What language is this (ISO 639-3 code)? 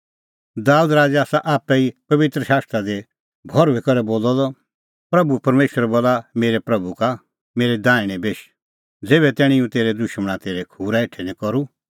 kfx